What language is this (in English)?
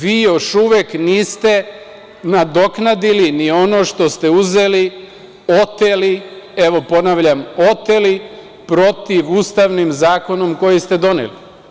Serbian